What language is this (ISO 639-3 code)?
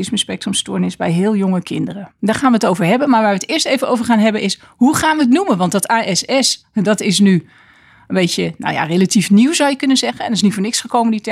nld